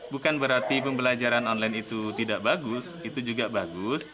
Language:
Indonesian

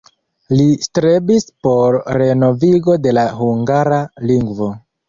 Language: Esperanto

